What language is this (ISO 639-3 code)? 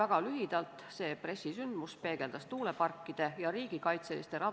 est